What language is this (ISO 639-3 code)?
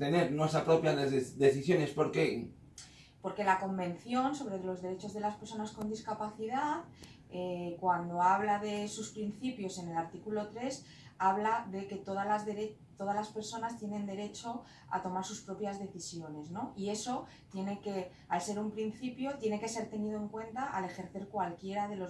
spa